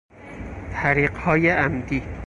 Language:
Persian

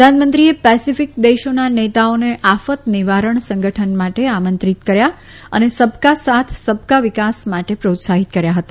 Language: Gujarati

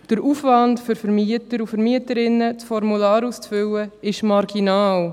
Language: Swiss German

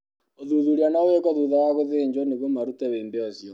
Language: Kikuyu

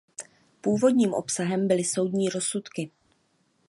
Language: Czech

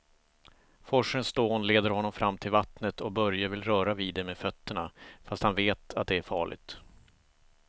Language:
Swedish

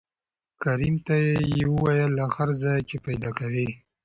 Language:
Pashto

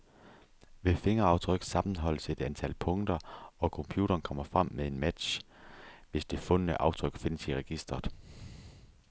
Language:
Danish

